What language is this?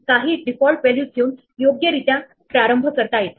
Marathi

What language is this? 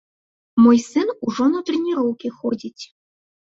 Belarusian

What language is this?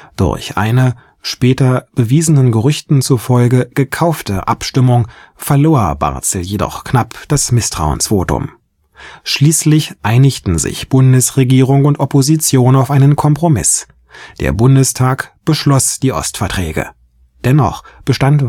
German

